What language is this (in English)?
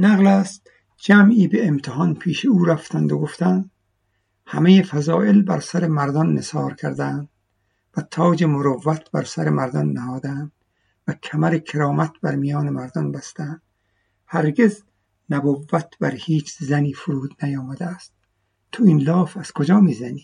Persian